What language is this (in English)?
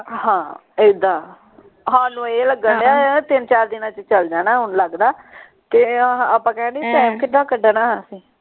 Punjabi